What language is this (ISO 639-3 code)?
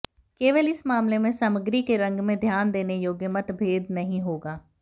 hin